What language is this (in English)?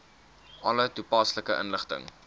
Afrikaans